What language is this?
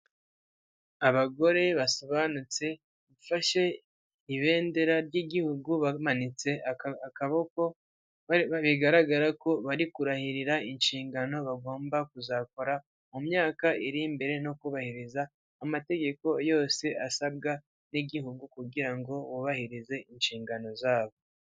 Kinyarwanda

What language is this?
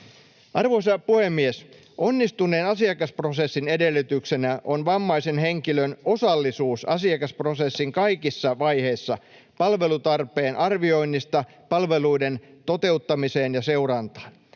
Finnish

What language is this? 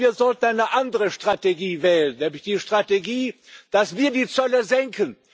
German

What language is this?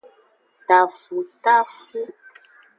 Aja (Benin)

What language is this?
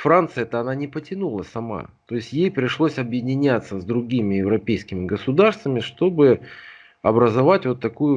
Russian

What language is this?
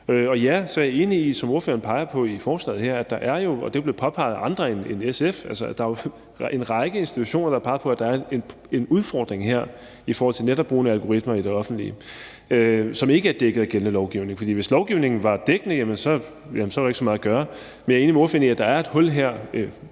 Danish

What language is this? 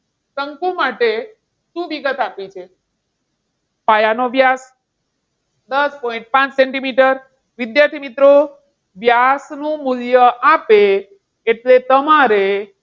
Gujarati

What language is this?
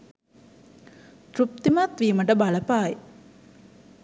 Sinhala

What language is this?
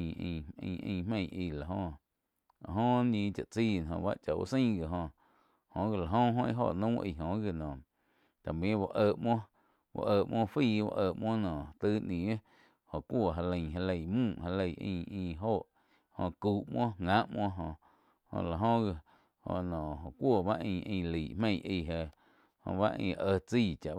Quiotepec Chinantec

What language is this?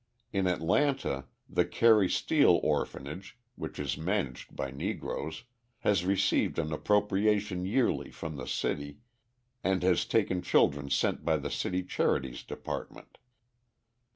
English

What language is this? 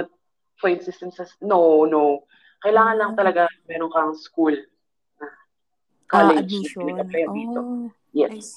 Filipino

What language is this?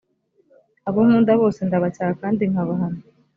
Kinyarwanda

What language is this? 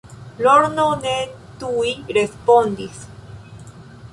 Esperanto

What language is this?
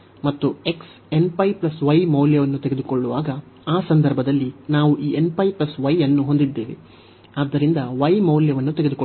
Kannada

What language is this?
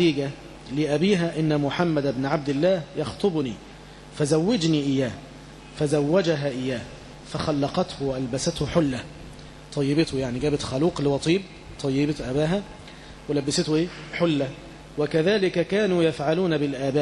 Arabic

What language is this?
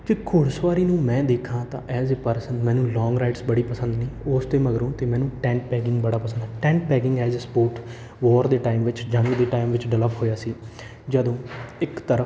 Punjabi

